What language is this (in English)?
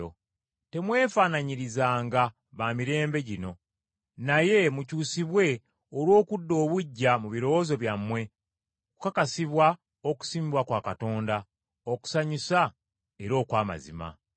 Ganda